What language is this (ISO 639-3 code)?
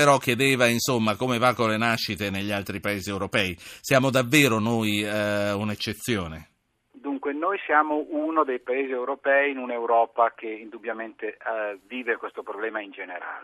ita